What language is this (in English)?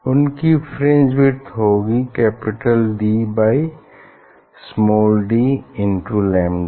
Hindi